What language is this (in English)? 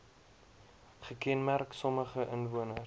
Afrikaans